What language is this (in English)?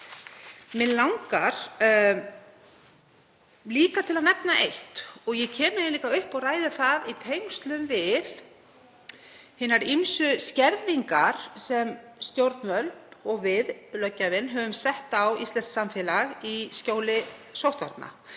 Icelandic